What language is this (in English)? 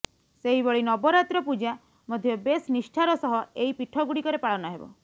Odia